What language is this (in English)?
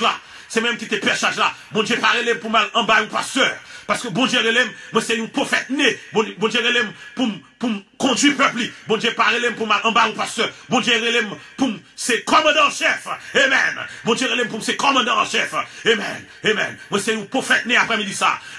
French